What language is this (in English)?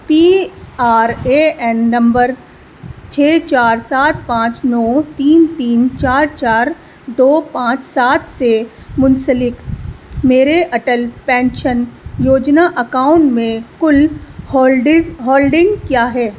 Urdu